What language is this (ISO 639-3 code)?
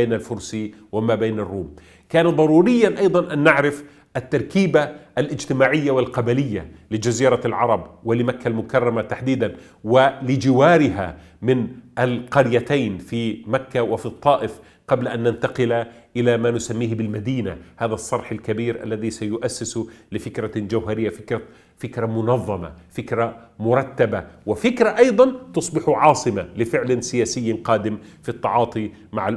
ara